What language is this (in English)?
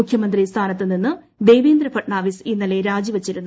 Malayalam